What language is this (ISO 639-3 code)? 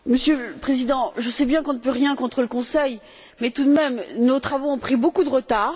fra